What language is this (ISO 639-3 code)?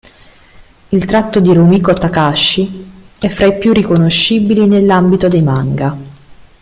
ita